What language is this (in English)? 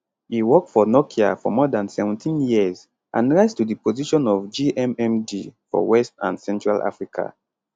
Nigerian Pidgin